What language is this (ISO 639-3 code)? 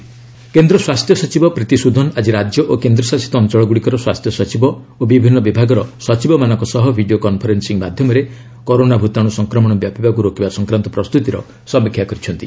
ori